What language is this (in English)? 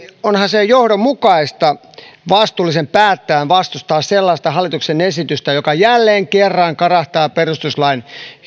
Finnish